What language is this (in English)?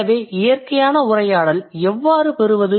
Tamil